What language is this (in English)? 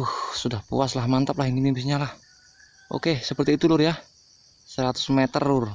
Indonesian